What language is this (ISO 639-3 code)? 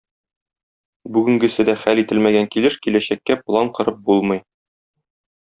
tat